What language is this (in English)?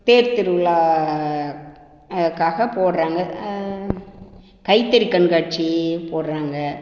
Tamil